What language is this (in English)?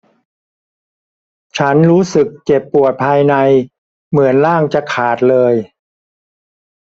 Thai